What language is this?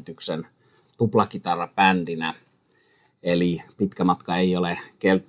Finnish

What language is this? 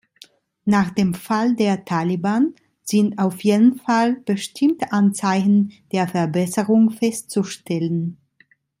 German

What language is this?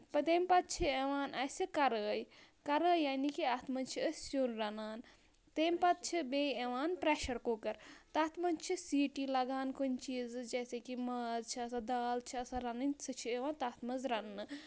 Kashmiri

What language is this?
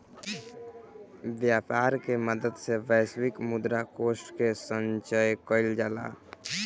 Bhojpuri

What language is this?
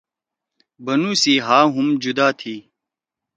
Torwali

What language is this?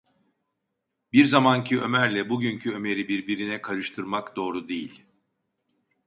Turkish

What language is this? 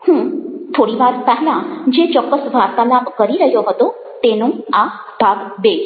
Gujarati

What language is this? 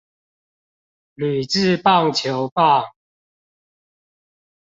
Chinese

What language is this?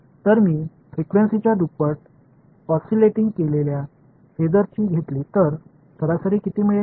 Marathi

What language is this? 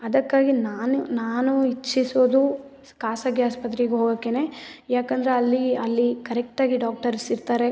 Kannada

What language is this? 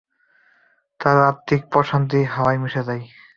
Bangla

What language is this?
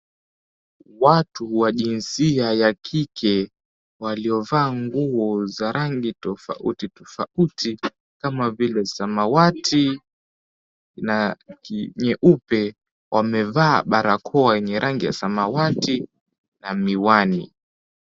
Swahili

